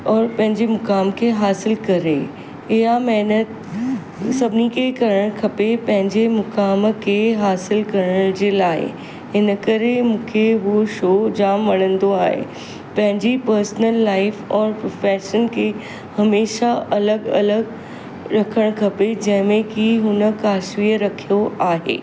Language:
Sindhi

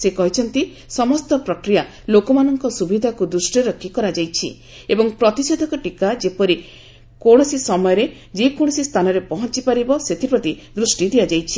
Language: Odia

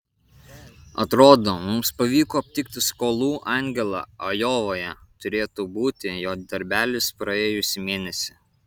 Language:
Lithuanian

